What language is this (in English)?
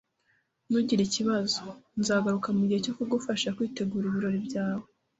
Kinyarwanda